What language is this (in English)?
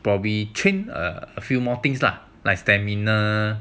English